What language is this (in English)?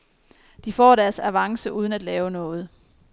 Danish